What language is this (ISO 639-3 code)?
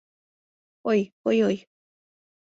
chm